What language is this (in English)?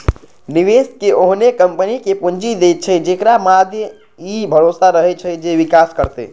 Maithili